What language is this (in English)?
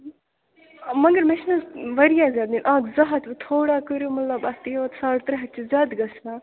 Kashmiri